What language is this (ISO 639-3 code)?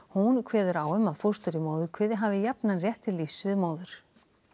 isl